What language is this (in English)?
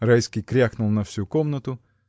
Russian